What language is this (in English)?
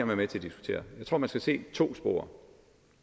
Danish